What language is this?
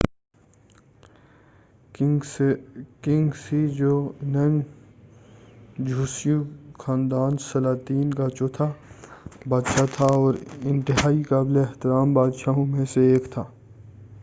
Urdu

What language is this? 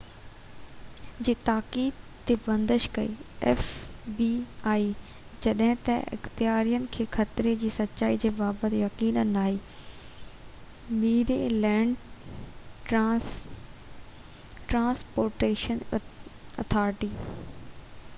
Sindhi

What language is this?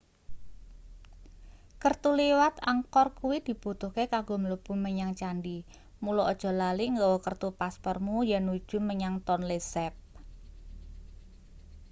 Javanese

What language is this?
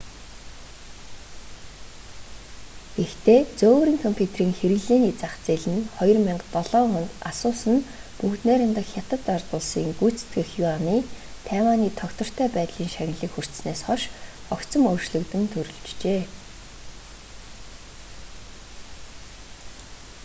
Mongolian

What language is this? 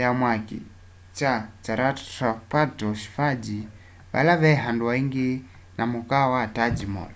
Kamba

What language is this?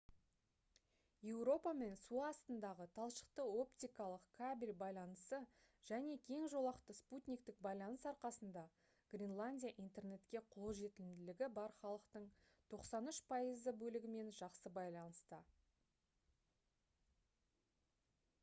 Kazakh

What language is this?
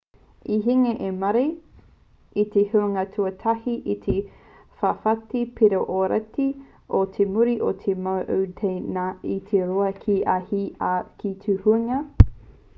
Māori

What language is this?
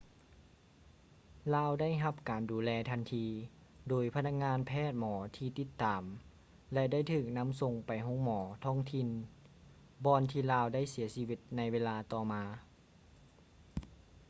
Lao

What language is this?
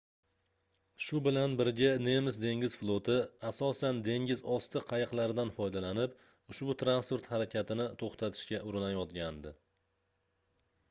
Uzbek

